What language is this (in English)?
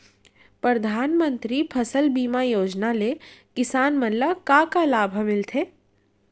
Chhattisgarhi